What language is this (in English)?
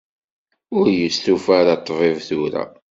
Kabyle